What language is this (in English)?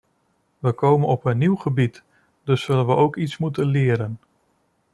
Dutch